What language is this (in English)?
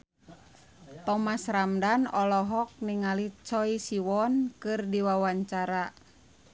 Sundanese